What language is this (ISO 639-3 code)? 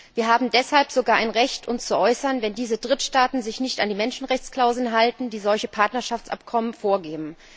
deu